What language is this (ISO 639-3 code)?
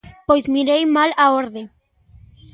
glg